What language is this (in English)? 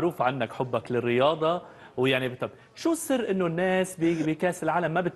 Arabic